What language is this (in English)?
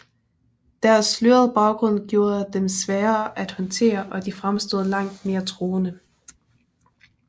Danish